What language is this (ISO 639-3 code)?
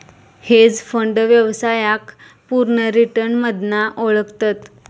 mar